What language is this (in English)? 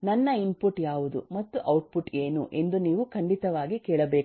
Kannada